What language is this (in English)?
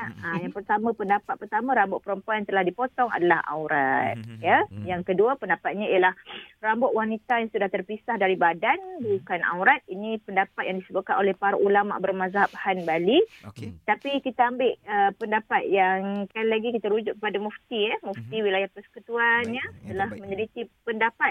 Malay